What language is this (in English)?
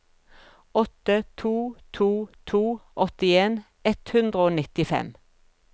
Norwegian